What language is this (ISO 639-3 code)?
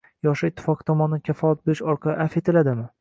uzb